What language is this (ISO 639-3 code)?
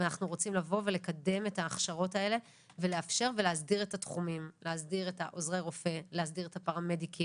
heb